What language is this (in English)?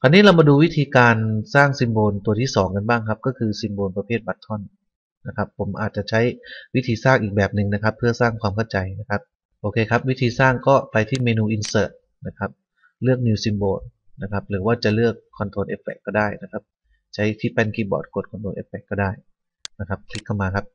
Thai